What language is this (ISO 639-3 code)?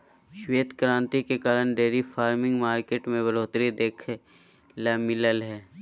mag